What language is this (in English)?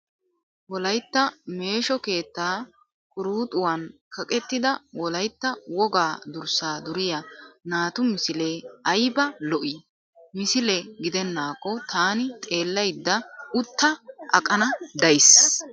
Wolaytta